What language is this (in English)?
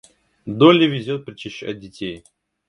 Russian